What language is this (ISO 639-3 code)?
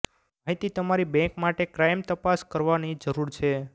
guj